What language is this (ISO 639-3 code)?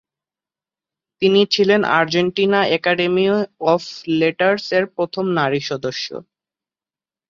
ben